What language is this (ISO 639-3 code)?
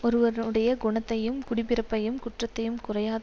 tam